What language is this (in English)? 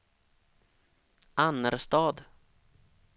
Swedish